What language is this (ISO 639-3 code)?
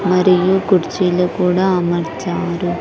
tel